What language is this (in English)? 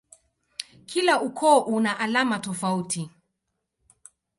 Swahili